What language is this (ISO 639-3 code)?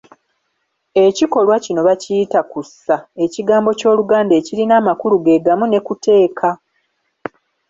lug